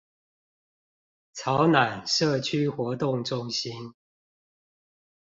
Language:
Chinese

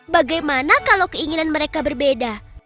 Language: Indonesian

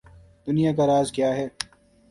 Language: Urdu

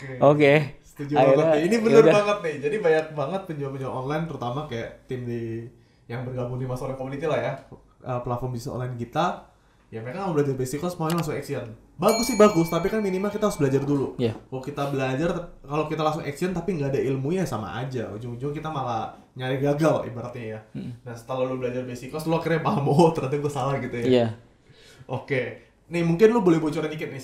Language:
Indonesian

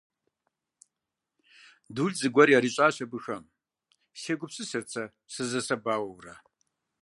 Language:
Kabardian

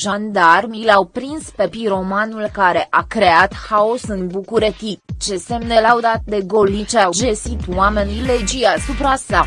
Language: Romanian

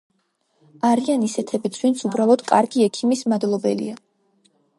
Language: Georgian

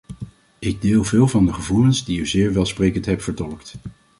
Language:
Dutch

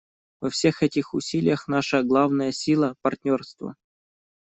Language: Russian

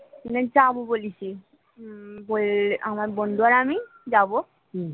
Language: Bangla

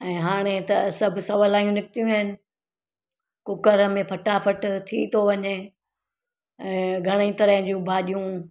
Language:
Sindhi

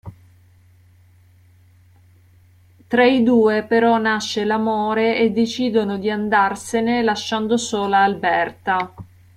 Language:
Italian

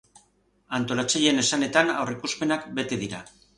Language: Basque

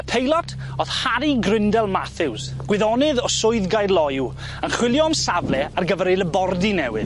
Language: Welsh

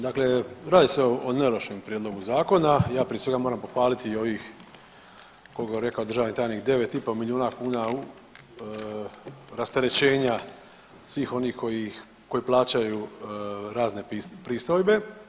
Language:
Croatian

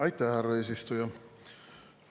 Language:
Estonian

